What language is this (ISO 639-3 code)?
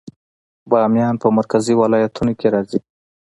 pus